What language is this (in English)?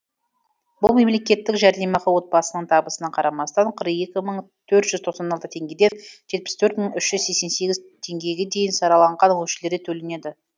Kazakh